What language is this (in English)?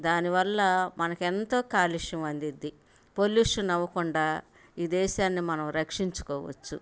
Telugu